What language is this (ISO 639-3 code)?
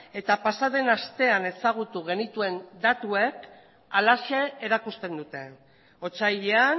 eus